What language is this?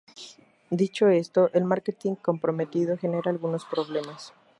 Spanish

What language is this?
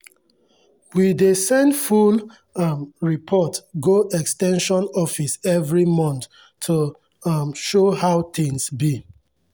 Nigerian Pidgin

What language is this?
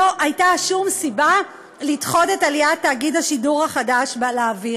Hebrew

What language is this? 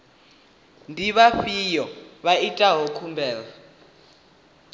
Venda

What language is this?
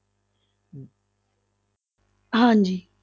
Punjabi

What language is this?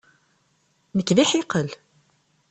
Kabyle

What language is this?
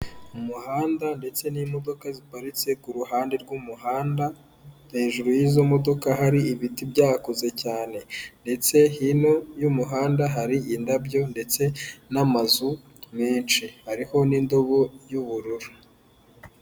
Kinyarwanda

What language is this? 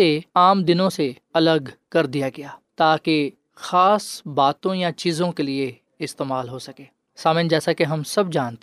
Urdu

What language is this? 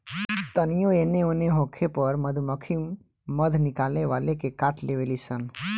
Bhojpuri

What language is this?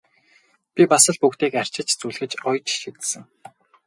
Mongolian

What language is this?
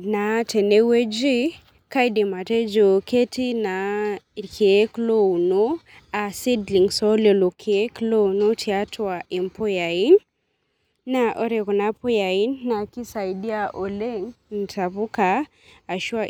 Masai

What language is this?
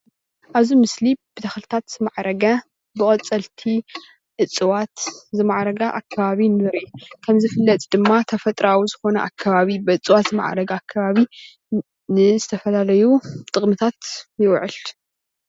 Tigrinya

